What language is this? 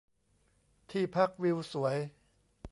Thai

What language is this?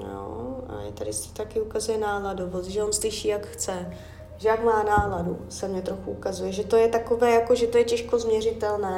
Czech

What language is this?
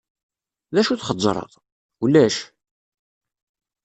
Kabyle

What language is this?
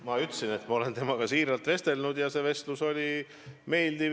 Estonian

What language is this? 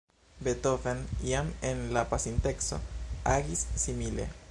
Esperanto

